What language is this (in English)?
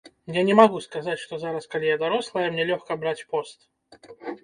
Belarusian